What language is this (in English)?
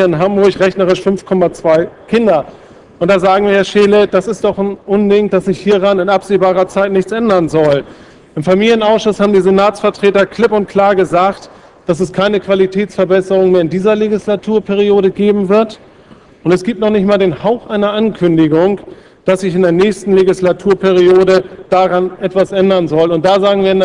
German